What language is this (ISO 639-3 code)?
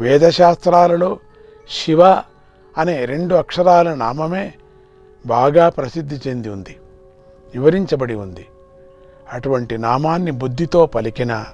tel